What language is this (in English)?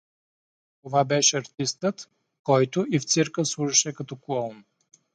Bulgarian